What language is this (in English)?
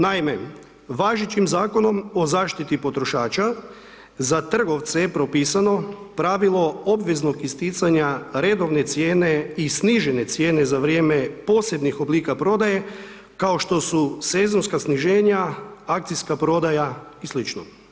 Croatian